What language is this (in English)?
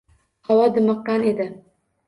Uzbek